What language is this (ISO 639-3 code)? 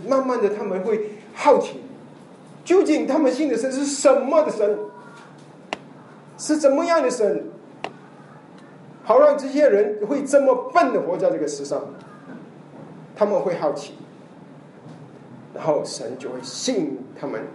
zho